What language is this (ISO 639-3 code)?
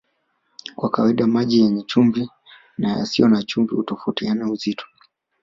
swa